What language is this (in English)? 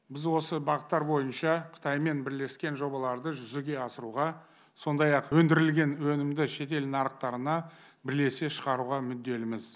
Kazakh